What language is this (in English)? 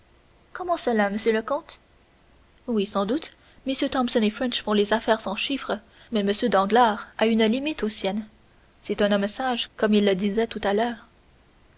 French